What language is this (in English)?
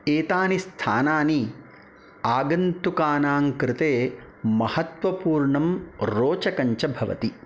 Sanskrit